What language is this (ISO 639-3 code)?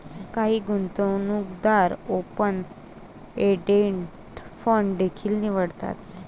mar